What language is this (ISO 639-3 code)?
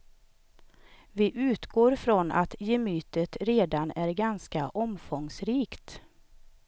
swe